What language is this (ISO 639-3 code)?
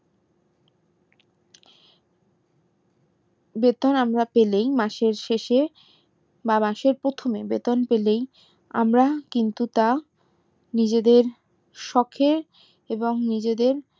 ben